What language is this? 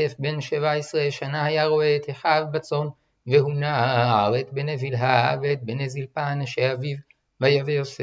Hebrew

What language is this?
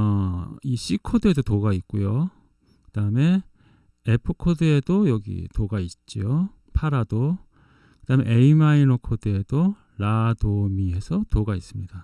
Korean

